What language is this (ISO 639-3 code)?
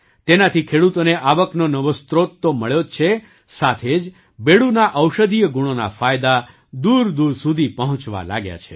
guj